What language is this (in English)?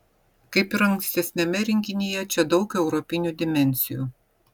Lithuanian